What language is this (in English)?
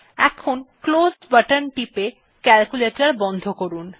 Bangla